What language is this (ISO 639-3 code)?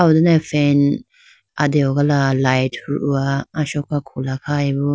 clk